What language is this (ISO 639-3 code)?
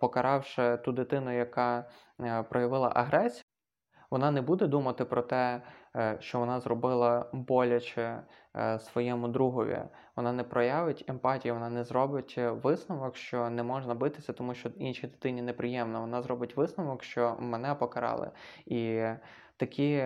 ukr